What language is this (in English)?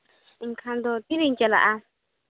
Santali